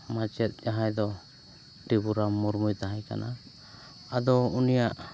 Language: Santali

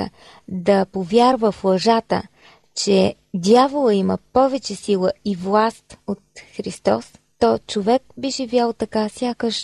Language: Bulgarian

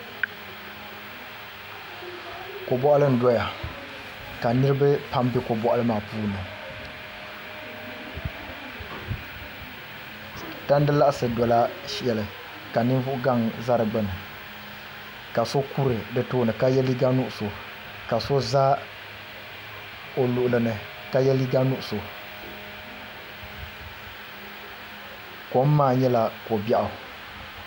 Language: Dagbani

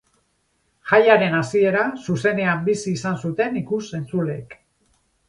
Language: Basque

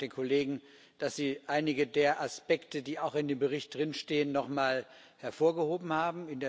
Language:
German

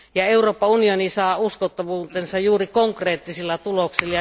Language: Finnish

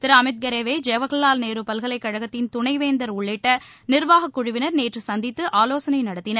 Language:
Tamil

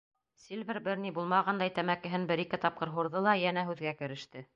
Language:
Bashkir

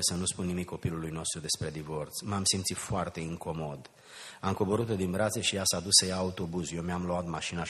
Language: Romanian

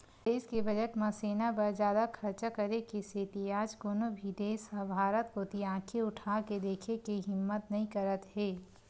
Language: Chhattisgarhi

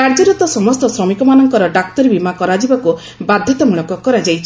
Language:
Odia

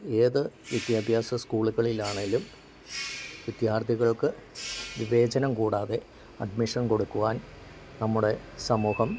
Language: Malayalam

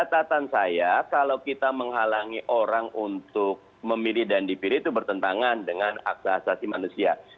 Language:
Indonesian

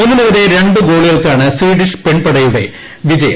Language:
Malayalam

